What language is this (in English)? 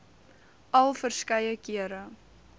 Afrikaans